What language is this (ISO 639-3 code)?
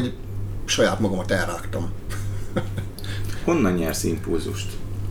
hun